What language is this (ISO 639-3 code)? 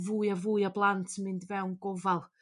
cym